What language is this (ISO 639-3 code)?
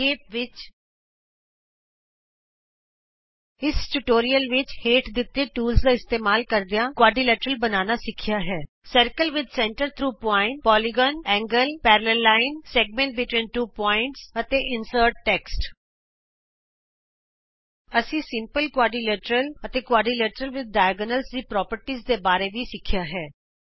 pan